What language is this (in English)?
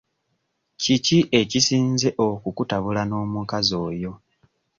Ganda